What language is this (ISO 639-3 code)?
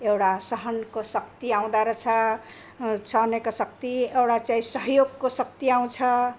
nep